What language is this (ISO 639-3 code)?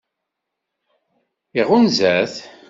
kab